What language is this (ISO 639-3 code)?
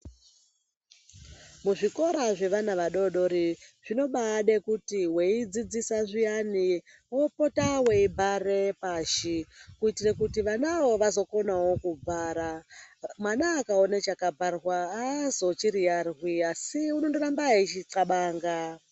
ndc